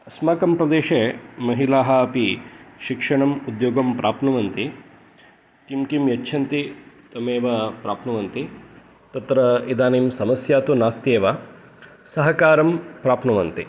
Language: Sanskrit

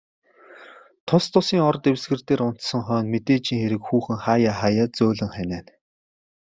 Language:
Mongolian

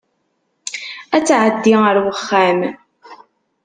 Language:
Kabyle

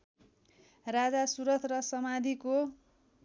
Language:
Nepali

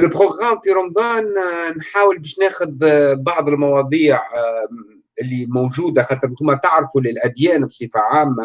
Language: Arabic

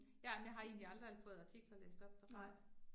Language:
Danish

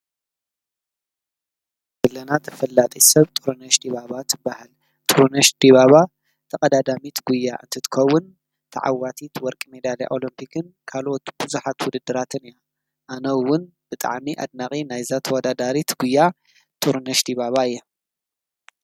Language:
Tigrinya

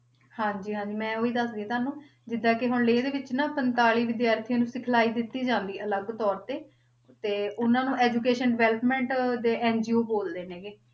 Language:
Punjabi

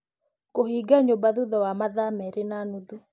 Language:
Kikuyu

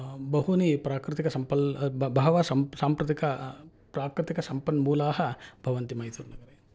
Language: Sanskrit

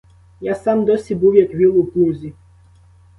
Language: Ukrainian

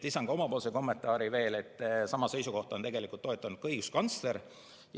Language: Estonian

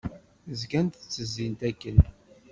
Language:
Kabyle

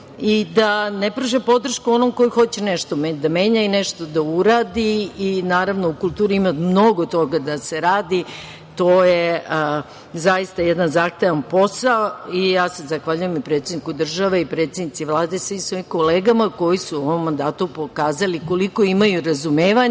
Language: Serbian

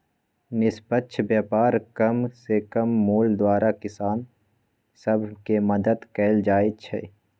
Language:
Magahi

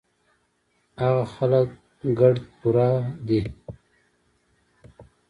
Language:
Pashto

